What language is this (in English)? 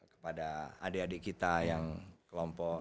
Indonesian